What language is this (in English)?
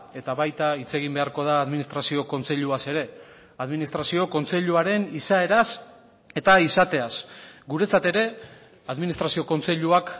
Basque